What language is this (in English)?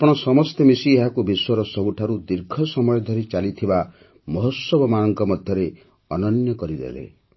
Odia